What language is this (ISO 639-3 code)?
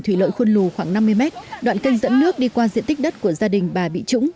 vie